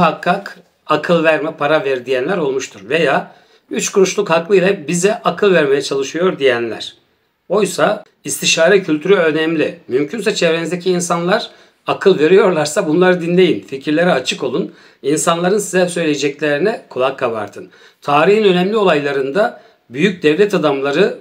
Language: Turkish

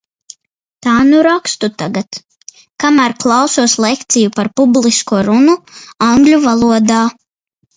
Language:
Latvian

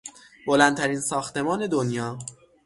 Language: Persian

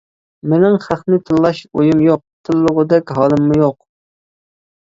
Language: Uyghur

